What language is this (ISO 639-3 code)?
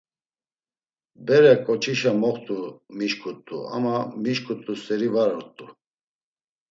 lzz